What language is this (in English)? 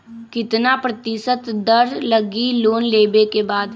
Magahi